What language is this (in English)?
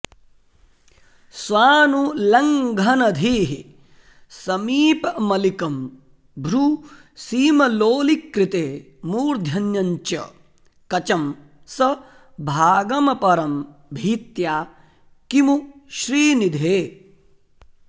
Sanskrit